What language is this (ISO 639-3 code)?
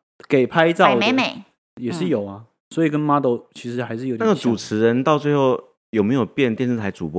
zho